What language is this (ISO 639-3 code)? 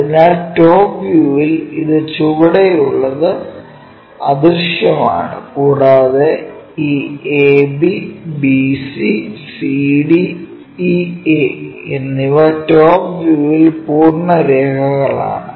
mal